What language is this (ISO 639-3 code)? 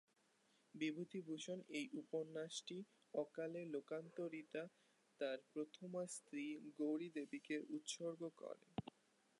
ben